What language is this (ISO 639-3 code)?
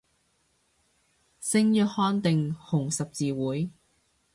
yue